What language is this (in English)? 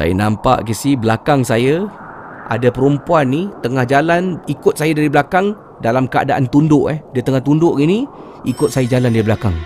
Malay